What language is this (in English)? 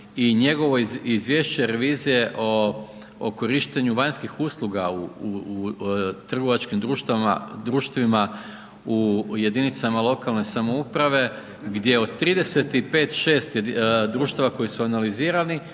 Croatian